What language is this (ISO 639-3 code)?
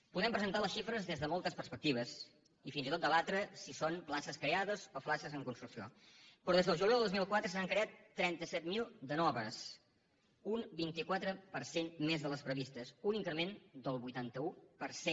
cat